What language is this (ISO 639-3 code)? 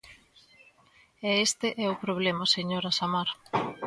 glg